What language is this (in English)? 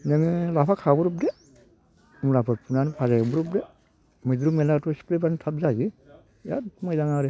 Bodo